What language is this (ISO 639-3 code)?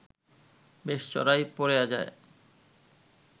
ben